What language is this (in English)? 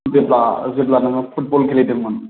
Bodo